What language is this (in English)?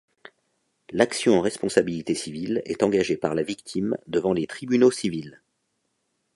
French